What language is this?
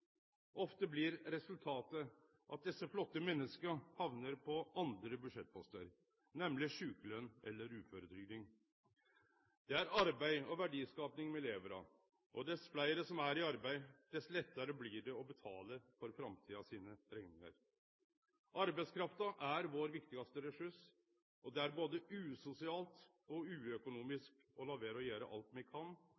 Norwegian Nynorsk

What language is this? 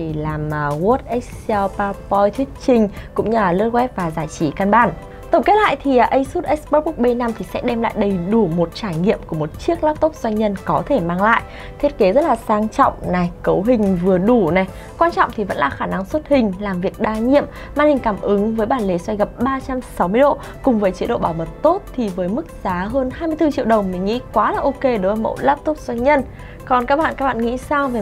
Vietnamese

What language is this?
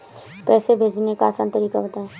Hindi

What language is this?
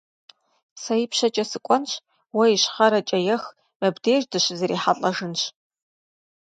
Kabardian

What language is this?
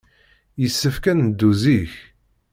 Kabyle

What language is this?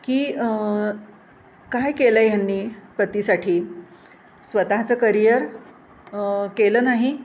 Marathi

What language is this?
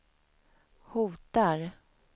Swedish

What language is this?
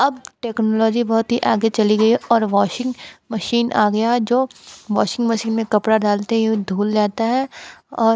Hindi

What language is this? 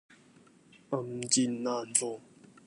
Cantonese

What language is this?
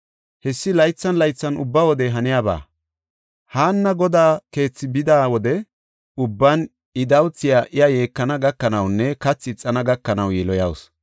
Gofa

